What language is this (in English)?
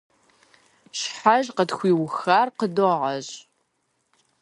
Kabardian